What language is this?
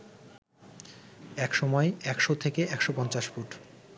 Bangla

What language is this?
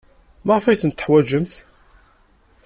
Kabyle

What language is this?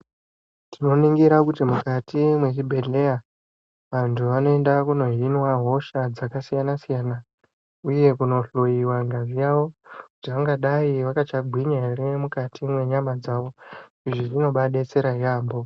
Ndau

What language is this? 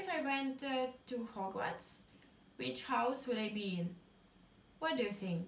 English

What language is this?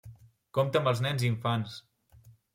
Catalan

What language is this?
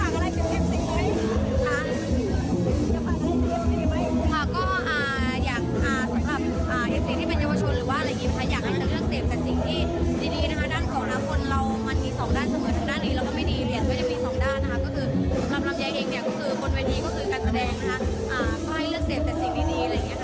Thai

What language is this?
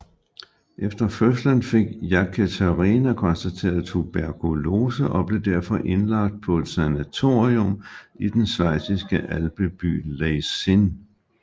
Danish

